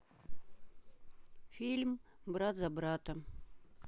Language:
Russian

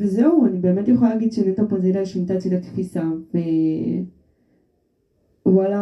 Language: Hebrew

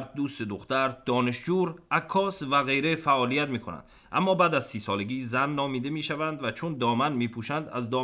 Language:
Persian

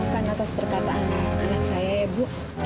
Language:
Indonesian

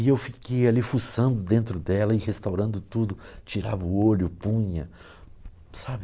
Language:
Portuguese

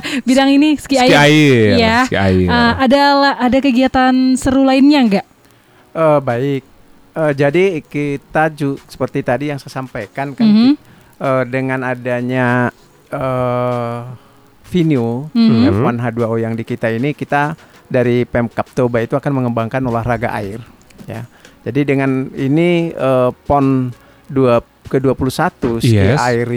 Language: Indonesian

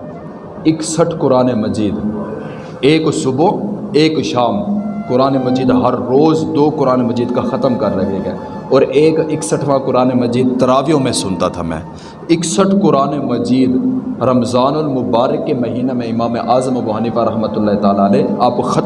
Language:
Urdu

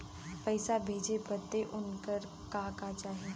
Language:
Bhojpuri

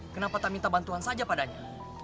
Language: Indonesian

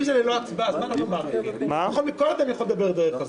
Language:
Hebrew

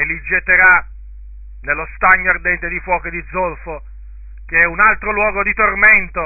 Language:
Italian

